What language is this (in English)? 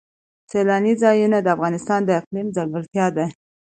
Pashto